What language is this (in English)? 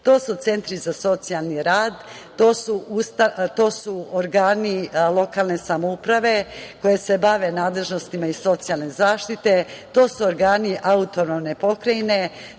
Serbian